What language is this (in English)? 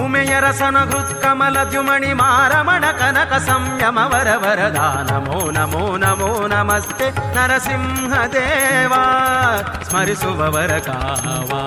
Kannada